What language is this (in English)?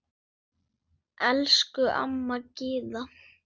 Icelandic